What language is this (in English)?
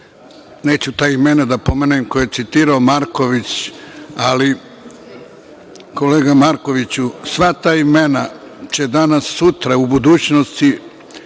Serbian